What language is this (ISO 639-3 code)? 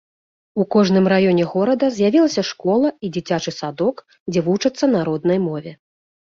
bel